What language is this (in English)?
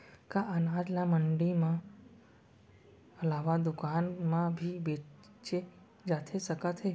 Chhattisgarhi